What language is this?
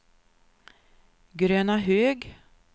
Swedish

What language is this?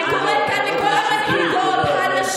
Hebrew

